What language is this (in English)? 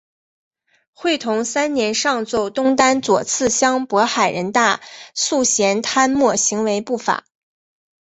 Chinese